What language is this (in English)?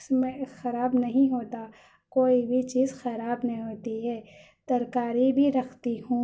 Urdu